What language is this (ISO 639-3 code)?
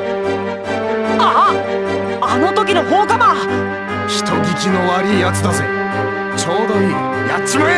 jpn